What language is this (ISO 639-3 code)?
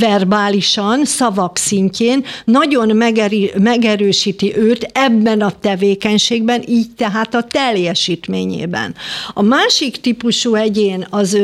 hun